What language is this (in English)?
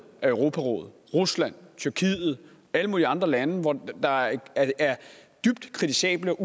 Danish